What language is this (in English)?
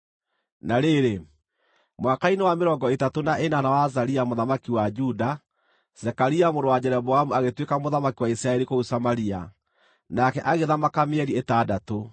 Kikuyu